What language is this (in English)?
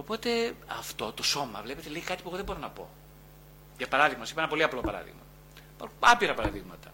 Greek